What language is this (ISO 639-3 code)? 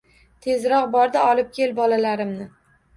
uzb